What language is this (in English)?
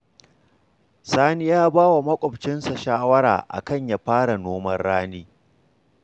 Hausa